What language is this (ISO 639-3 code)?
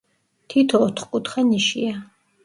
kat